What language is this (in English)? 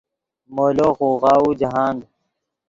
Yidgha